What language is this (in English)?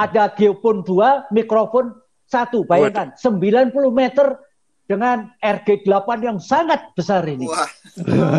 Indonesian